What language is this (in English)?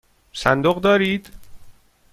Persian